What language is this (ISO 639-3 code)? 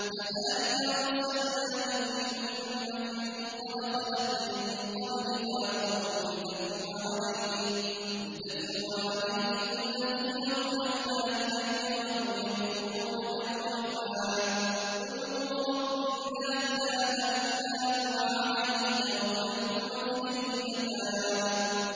ara